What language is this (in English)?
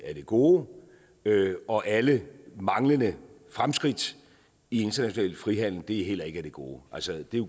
Danish